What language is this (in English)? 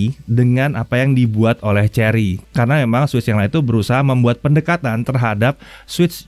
Indonesian